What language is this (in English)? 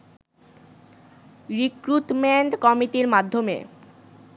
Bangla